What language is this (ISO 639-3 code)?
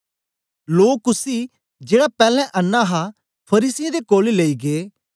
doi